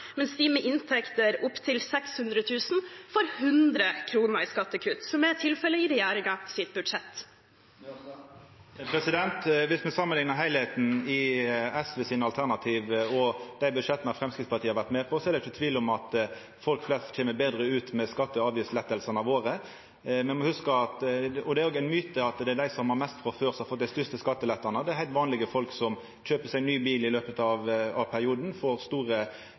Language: Norwegian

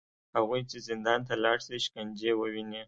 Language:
Pashto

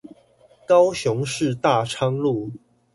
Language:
Chinese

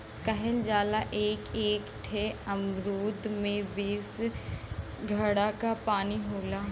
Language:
Bhojpuri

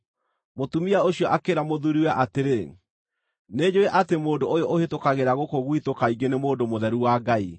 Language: Kikuyu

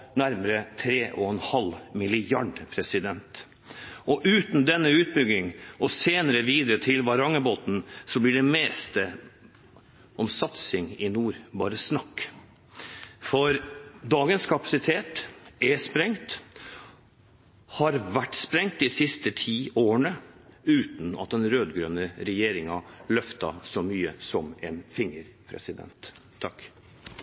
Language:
Norwegian Bokmål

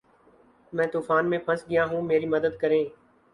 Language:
Urdu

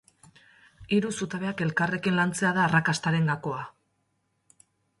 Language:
Basque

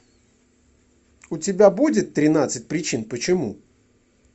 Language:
Russian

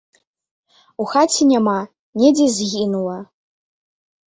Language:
Belarusian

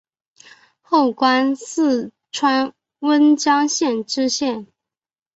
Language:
Chinese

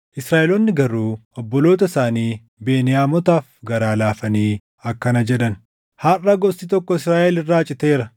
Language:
Oromo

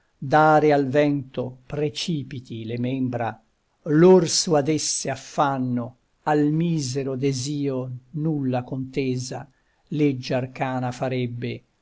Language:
Italian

